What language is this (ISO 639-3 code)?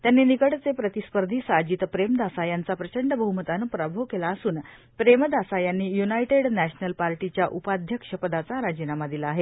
mar